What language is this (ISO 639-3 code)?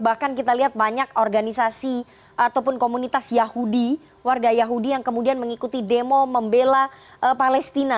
ind